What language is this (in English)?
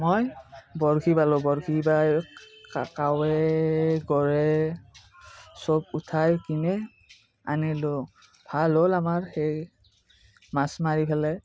Assamese